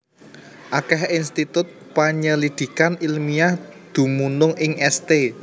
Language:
Javanese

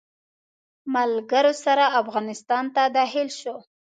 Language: Pashto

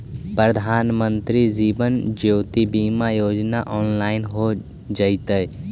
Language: Magahi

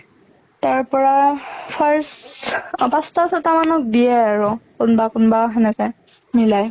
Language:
Assamese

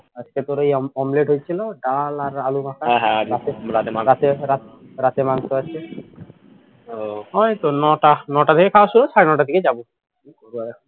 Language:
Bangla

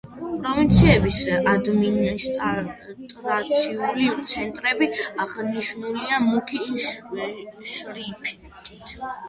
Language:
Georgian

